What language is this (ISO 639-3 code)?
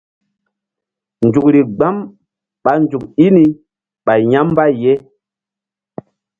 mdd